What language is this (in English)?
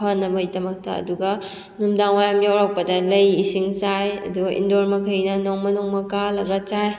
Manipuri